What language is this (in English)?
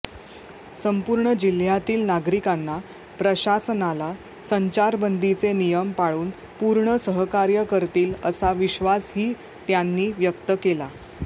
Marathi